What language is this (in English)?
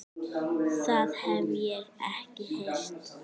Icelandic